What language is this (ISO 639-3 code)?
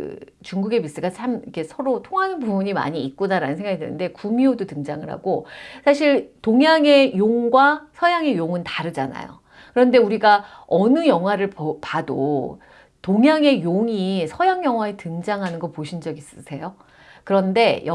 kor